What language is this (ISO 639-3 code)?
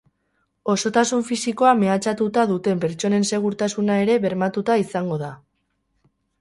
eus